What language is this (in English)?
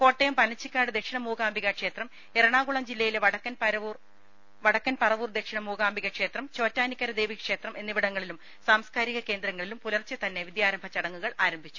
Malayalam